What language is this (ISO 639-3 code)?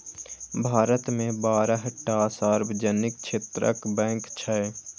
mai